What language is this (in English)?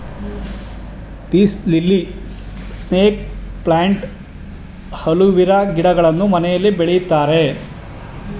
Kannada